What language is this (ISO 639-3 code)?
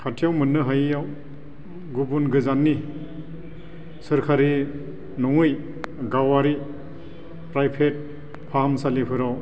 brx